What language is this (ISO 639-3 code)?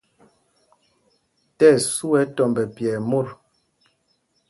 mgg